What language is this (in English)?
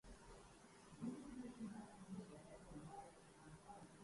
Urdu